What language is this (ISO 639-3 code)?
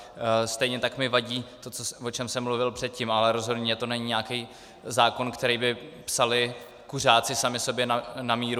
ces